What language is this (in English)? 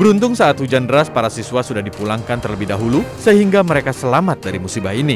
Indonesian